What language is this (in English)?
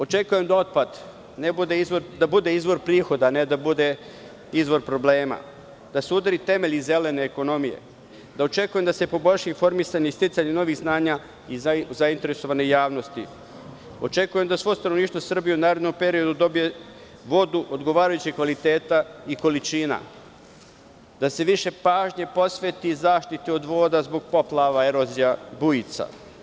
Serbian